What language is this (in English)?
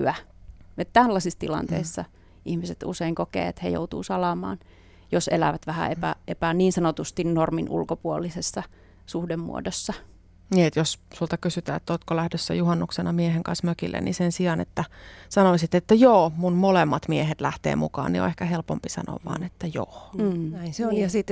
Finnish